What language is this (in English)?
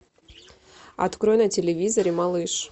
Russian